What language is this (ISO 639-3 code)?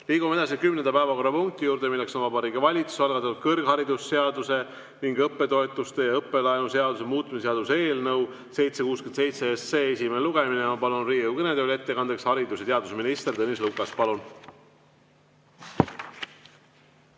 est